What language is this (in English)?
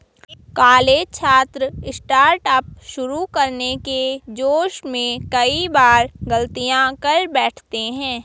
Hindi